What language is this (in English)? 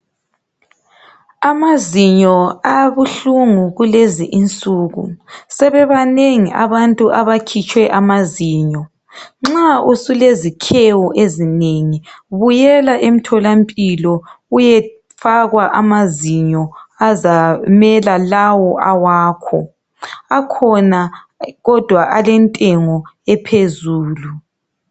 North Ndebele